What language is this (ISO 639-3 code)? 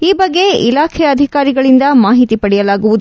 kan